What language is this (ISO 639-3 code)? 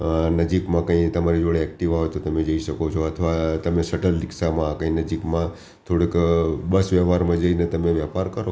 guj